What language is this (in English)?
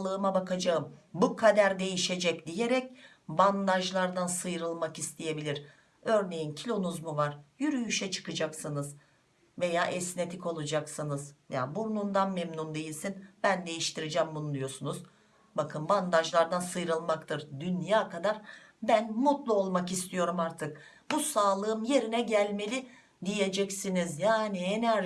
Turkish